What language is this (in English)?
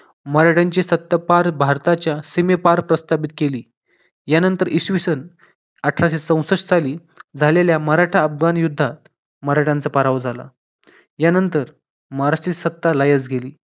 Marathi